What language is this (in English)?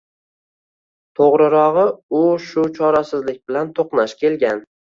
Uzbek